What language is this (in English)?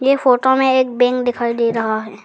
Hindi